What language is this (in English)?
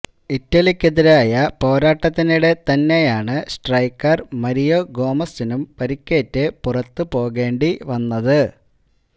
Malayalam